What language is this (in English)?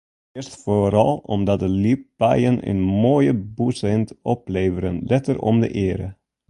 Western Frisian